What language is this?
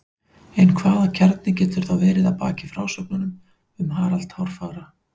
Icelandic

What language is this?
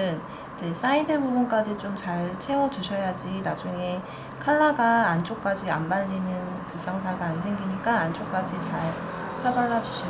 Korean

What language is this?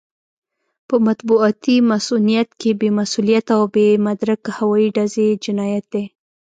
Pashto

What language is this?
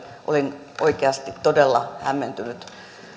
Finnish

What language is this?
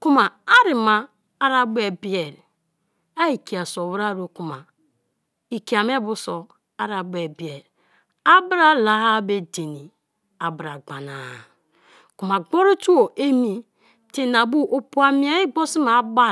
Kalabari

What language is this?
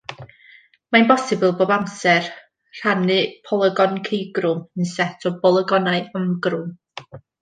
Welsh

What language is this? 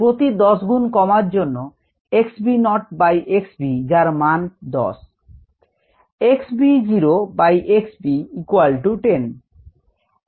Bangla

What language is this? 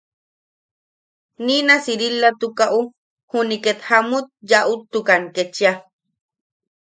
Yaqui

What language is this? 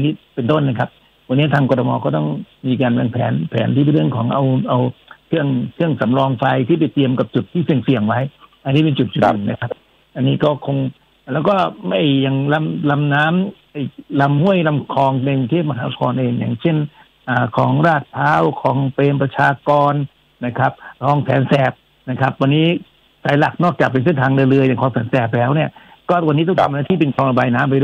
Thai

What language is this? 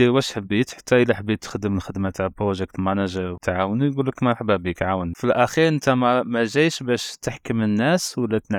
Arabic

